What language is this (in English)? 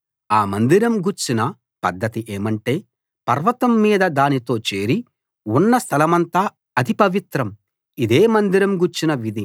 Telugu